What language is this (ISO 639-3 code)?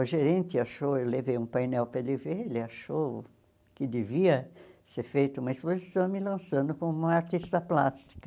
por